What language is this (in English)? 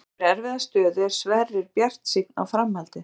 Icelandic